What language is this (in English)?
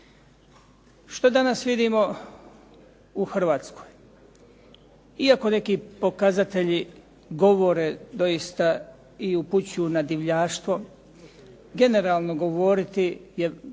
Croatian